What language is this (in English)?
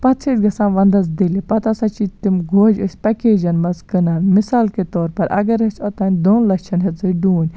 Kashmiri